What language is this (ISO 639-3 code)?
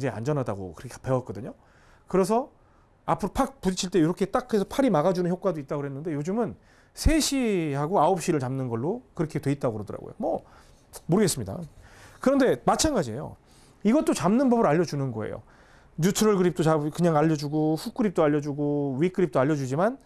kor